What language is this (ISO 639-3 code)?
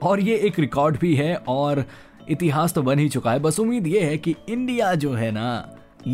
hin